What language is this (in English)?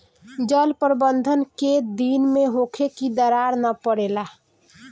Bhojpuri